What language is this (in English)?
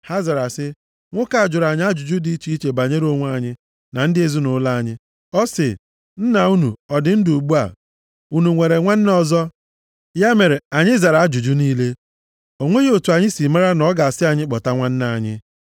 Igbo